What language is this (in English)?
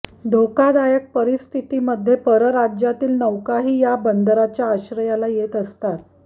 Marathi